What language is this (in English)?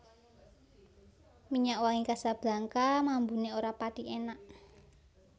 Javanese